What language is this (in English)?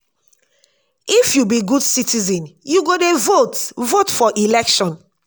Nigerian Pidgin